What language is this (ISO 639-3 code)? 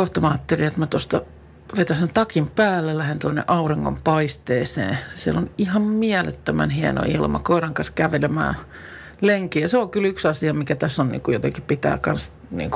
fin